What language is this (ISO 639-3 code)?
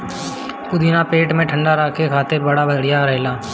bho